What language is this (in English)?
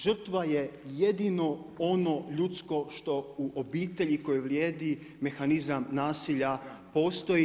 Croatian